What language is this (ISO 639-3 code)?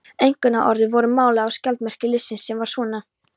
isl